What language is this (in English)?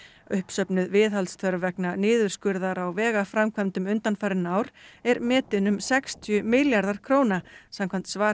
Icelandic